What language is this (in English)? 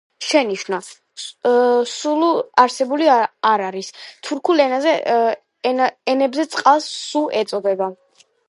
Georgian